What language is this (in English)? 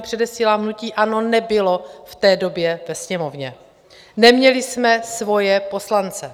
Czech